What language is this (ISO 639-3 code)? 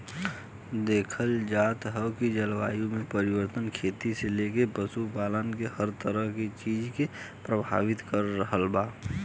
bho